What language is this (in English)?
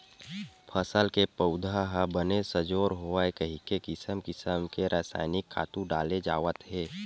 Chhattisgarhi